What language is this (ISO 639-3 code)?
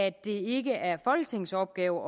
dan